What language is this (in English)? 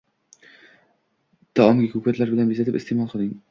Uzbek